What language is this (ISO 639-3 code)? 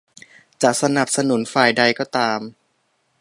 tha